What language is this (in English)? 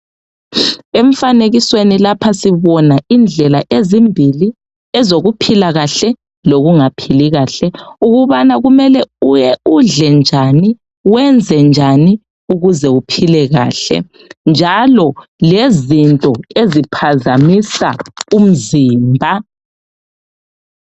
North Ndebele